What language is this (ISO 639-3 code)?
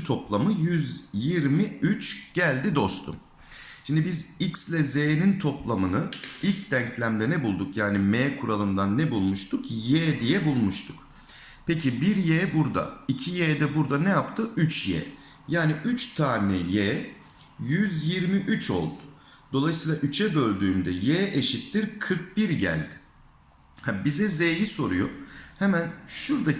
tur